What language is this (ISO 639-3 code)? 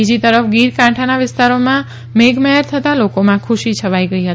guj